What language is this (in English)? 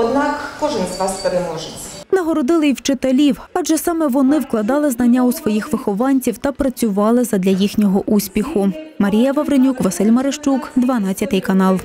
Ukrainian